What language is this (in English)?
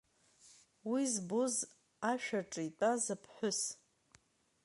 Abkhazian